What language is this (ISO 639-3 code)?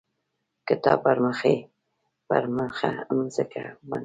pus